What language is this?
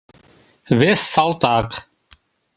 Mari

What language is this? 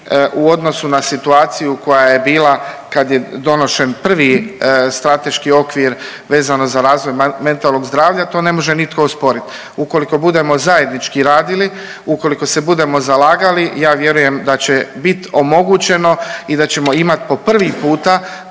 Croatian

